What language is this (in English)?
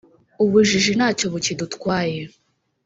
Kinyarwanda